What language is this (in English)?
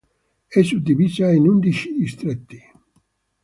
Italian